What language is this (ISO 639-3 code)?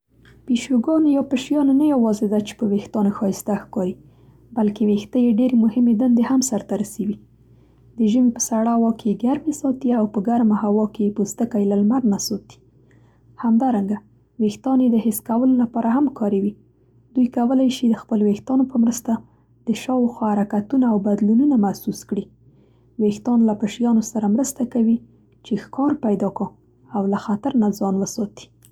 pst